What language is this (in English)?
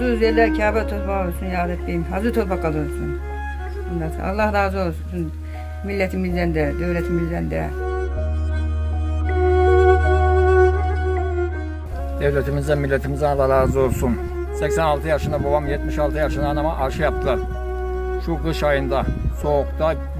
Turkish